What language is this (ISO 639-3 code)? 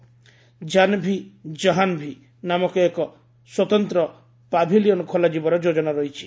ori